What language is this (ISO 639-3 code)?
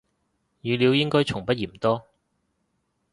yue